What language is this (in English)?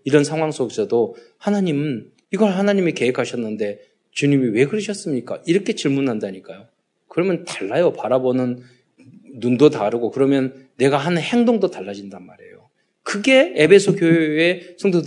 Korean